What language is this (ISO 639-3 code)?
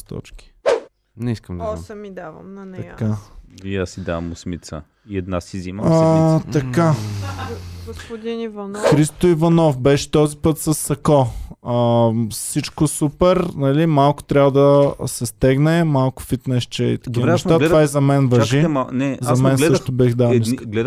bul